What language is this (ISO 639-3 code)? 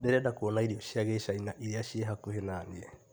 kik